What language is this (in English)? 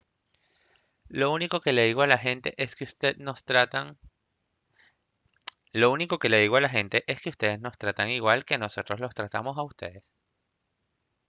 Spanish